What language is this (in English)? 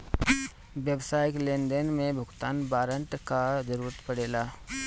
Bhojpuri